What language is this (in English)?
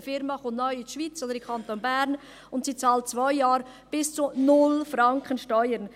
Swiss German